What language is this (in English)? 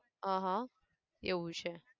Gujarati